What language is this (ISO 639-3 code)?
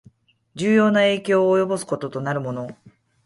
jpn